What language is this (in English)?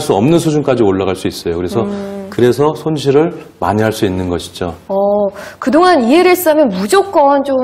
Korean